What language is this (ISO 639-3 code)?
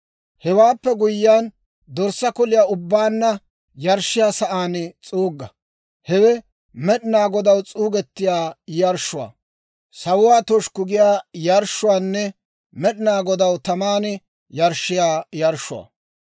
dwr